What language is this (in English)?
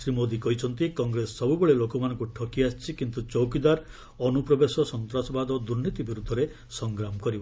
Odia